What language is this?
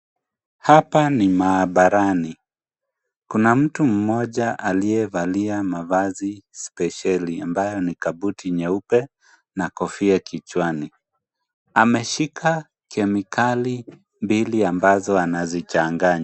Swahili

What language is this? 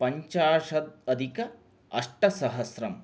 Sanskrit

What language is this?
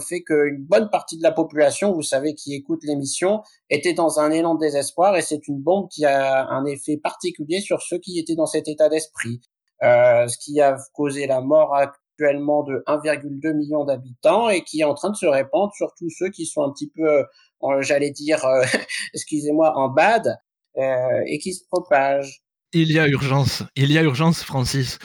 French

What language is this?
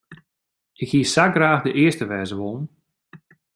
Western Frisian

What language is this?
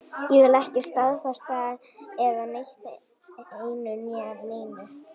Icelandic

